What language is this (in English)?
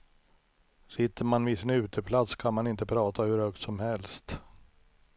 Swedish